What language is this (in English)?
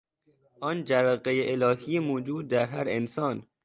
Persian